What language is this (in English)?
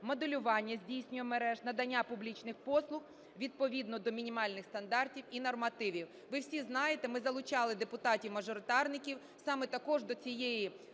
Ukrainian